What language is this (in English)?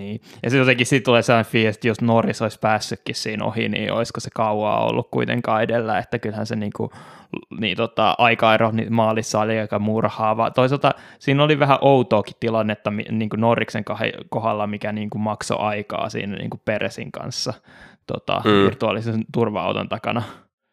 Finnish